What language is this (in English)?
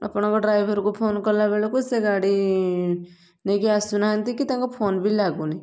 Odia